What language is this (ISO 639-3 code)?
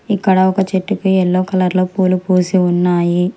tel